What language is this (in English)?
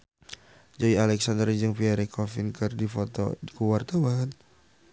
Sundanese